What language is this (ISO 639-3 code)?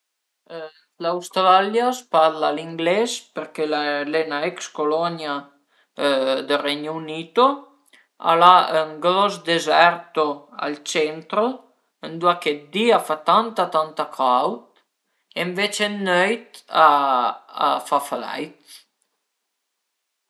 pms